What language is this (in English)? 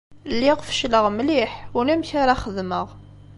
Kabyle